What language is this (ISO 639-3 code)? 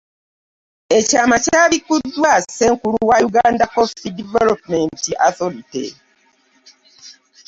lug